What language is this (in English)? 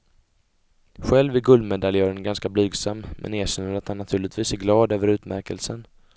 Swedish